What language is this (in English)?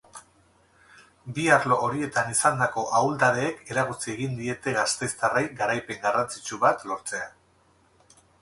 Basque